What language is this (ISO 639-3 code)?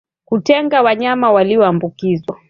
swa